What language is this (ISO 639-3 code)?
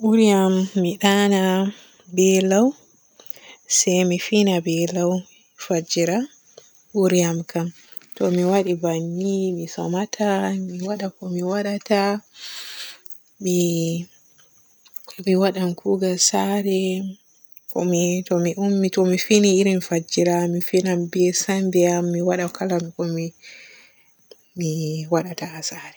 fue